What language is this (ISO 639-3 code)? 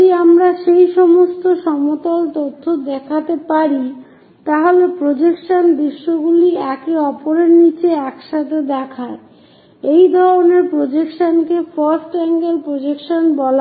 ben